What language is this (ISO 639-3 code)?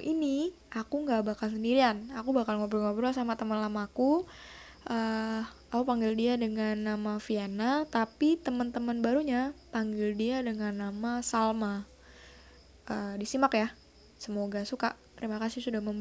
ind